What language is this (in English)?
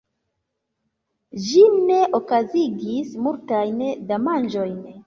Esperanto